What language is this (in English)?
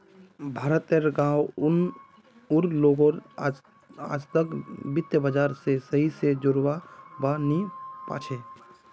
Magahi